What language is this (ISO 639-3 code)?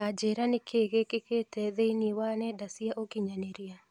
kik